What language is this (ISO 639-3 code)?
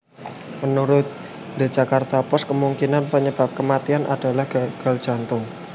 jav